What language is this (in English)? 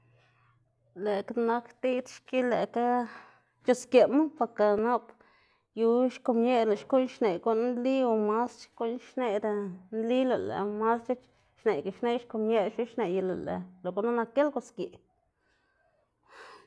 Xanaguía Zapotec